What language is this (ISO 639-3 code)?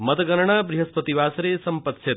san